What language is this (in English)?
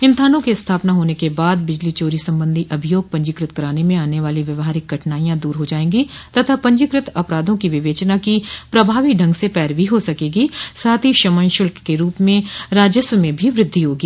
Hindi